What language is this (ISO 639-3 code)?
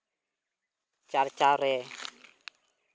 sat